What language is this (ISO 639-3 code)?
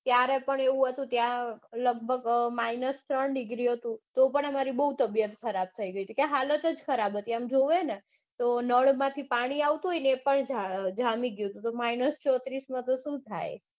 guj